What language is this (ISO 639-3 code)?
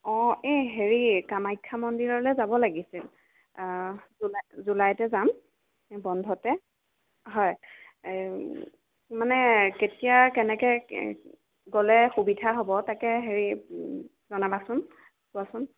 asm